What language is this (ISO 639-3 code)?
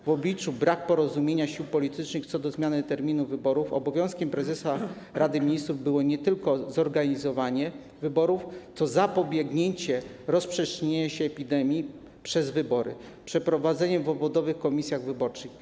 pol